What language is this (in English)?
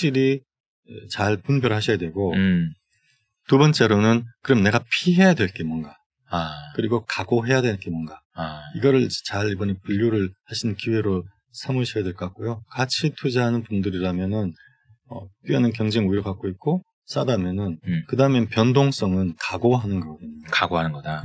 Korean